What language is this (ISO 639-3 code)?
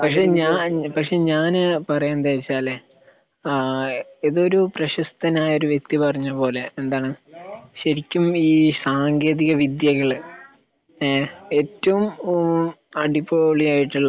mal